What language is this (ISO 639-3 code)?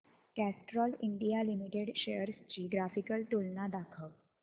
mar